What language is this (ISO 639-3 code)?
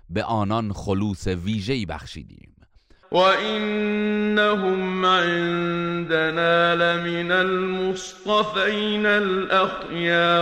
fas